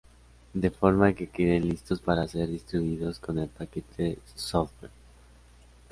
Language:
Spanish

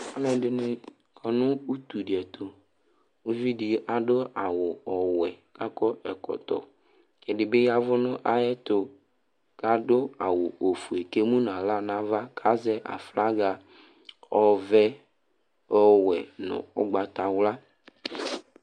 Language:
Ikposo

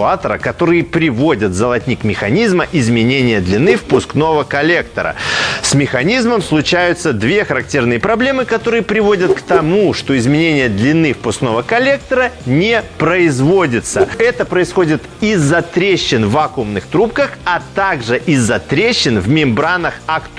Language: Russian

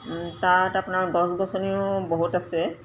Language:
Assamese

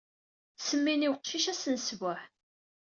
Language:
Kabyle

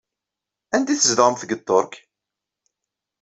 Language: Kabyle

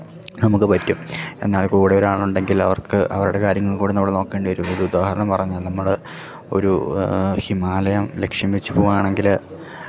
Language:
Malayalam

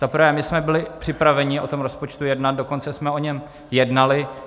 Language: Czech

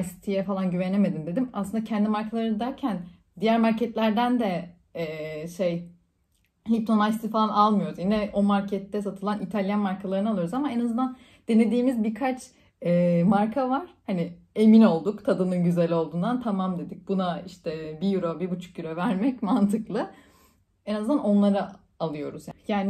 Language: Turkish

